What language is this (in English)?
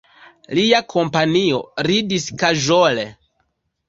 Esperanto